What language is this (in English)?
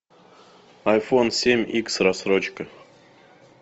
Russian